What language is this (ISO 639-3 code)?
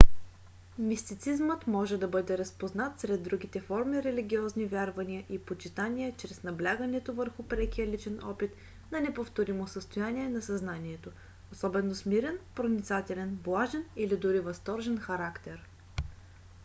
bul